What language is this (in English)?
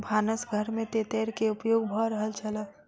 Maithili